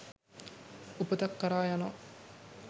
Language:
Sinhala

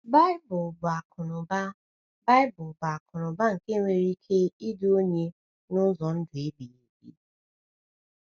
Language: Igbo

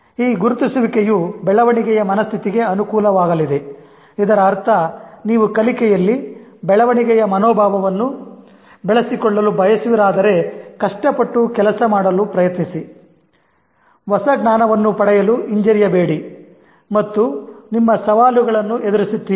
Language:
Kannada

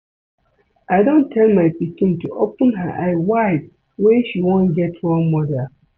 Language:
Nigerian Pidgin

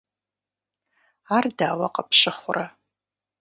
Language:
Kabardian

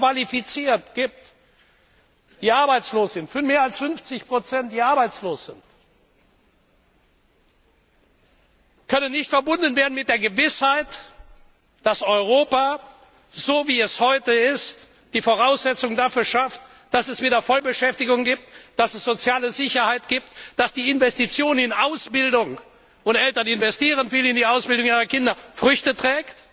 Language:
German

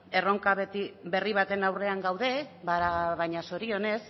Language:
Basque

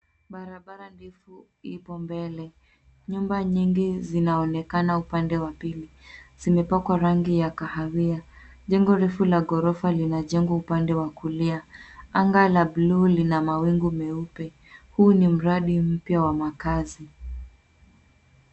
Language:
Swahili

